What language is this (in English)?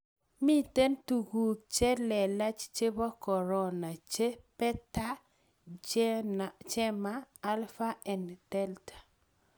Kalenjin